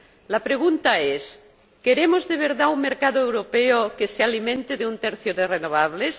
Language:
Spanish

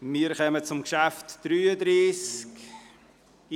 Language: Swiss German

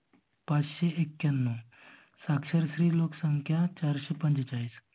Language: Marathi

